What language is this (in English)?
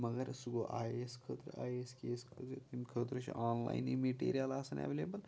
Kashmiri